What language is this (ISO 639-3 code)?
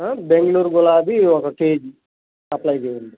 tel